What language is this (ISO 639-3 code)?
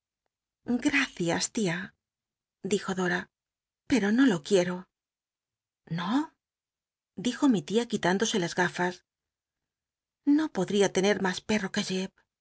spa